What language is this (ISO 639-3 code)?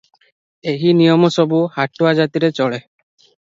ori